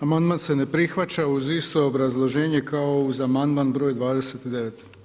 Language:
Croatian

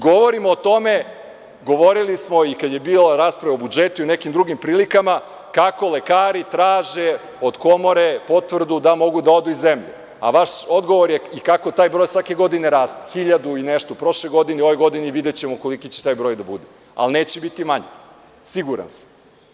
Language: Serbian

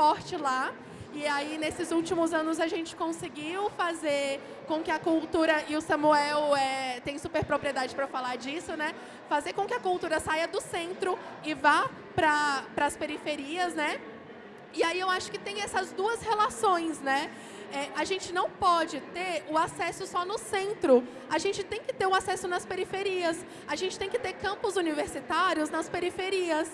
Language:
Portuguese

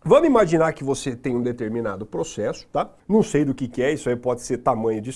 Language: Portuguese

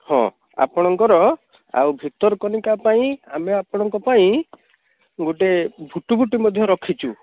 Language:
Odia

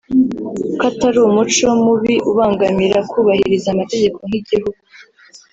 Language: Kinyarwanda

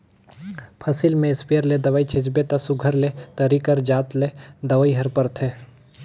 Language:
Chhattisgarhi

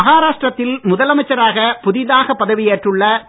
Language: Tamil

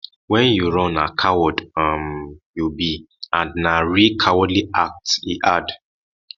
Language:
Nigerian Pidgin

